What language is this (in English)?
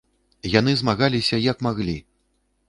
Belarusian